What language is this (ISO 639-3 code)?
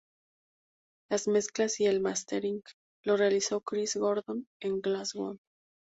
spa